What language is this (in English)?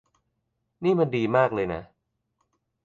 Thai